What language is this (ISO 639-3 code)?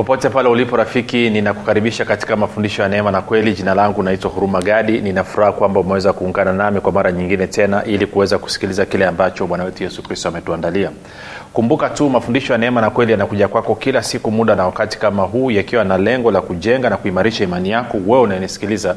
swa